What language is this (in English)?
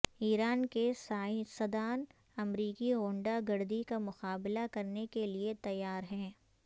Urdu